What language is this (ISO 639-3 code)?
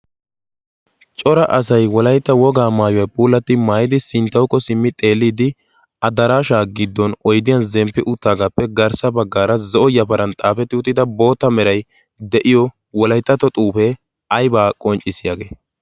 wal